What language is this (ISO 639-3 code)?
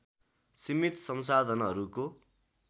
nep